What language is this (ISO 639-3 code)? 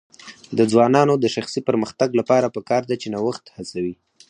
pus